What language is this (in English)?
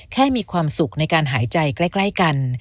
Thai